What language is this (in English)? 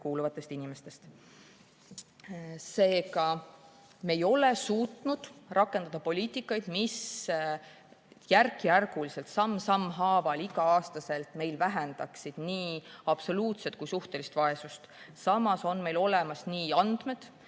Estonian